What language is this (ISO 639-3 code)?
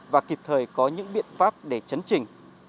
vie